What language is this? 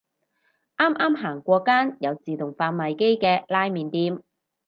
Cantonese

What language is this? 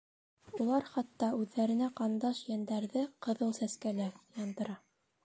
Bashkir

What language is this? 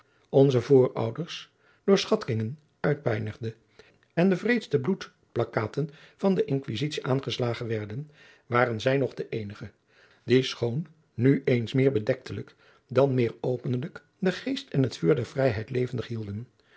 Dutch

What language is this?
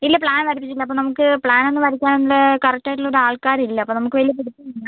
Malayalam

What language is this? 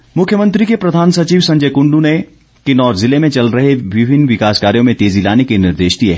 Hindi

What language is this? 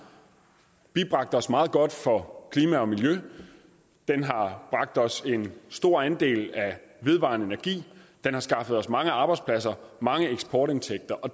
Danish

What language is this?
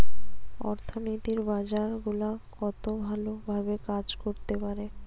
Bangla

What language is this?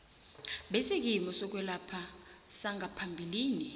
South Ndebele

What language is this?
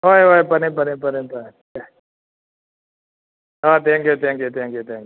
Manipuri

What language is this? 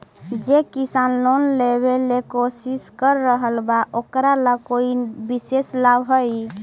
Magahi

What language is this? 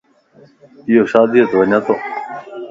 Lasi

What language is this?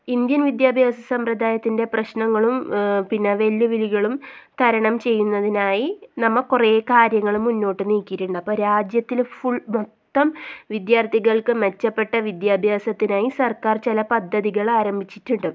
Malayalam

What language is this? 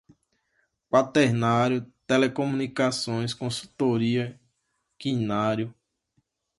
Portuguese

